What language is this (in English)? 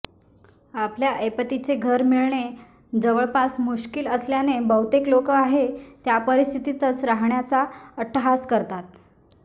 Marathi